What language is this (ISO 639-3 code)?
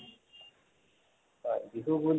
asm